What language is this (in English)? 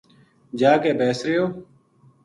Gujari